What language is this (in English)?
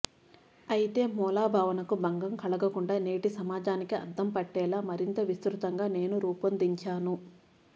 Telugu